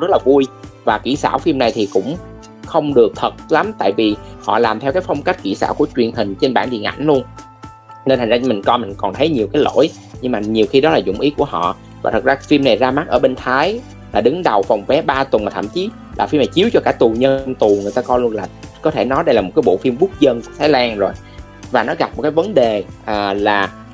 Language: Vietnamese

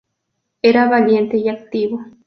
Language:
Spanish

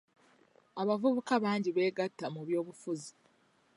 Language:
Ganda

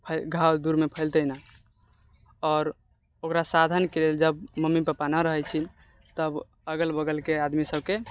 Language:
Maithili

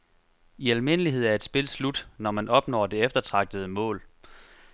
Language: Danish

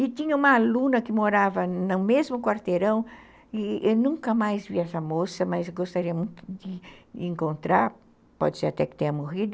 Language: Portuguese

